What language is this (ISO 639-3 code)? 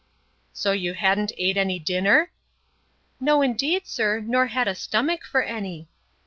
eng